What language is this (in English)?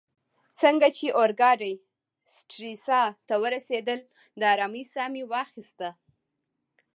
Pashto